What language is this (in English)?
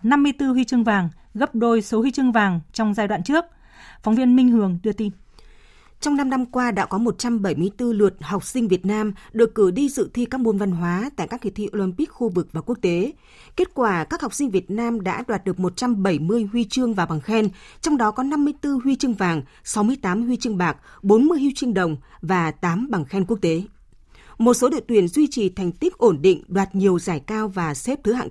Vietnamese